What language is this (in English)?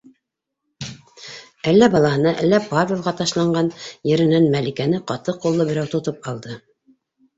Bashkir